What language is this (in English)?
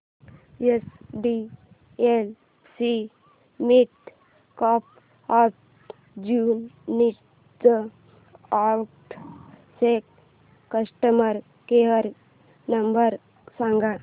Marathi